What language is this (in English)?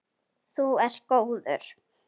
Icelandic